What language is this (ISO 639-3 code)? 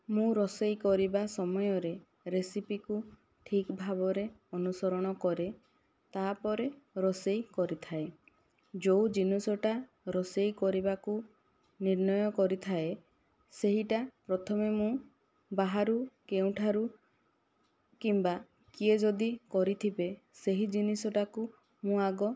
ori